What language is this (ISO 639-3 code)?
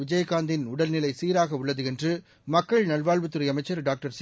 tam